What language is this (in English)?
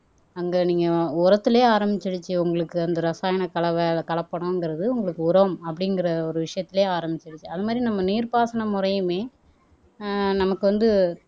Tamil